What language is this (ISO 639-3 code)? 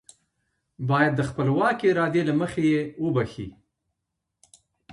pus